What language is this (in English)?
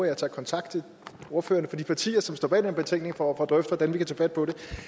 Danish